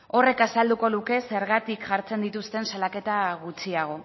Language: Basque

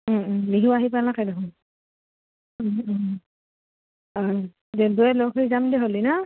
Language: Assamese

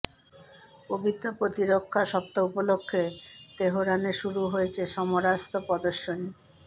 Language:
Bangla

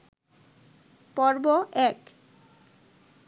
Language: Bangla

